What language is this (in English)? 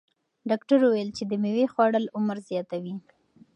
Pashto